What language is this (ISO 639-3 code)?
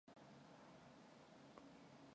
mon